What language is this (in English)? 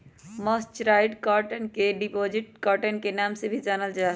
Magahi